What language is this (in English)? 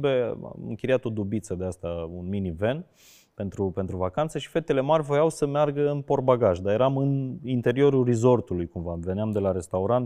Romanian